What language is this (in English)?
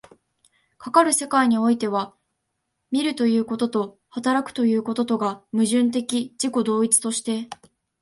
Japanese